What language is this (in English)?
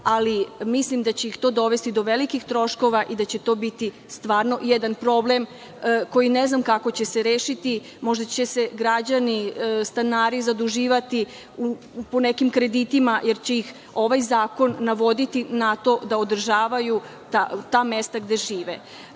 Serbian